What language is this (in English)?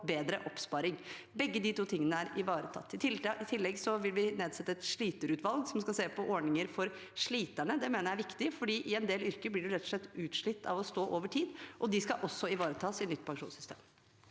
Norwegian